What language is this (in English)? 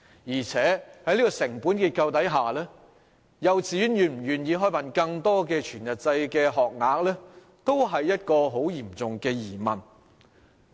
Cantonese